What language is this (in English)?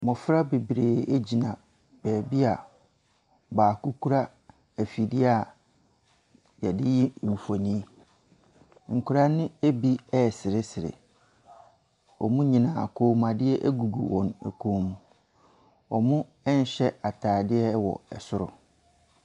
Akan